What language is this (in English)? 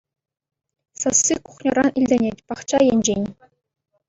Chuvash